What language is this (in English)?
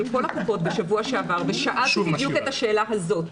Hebrew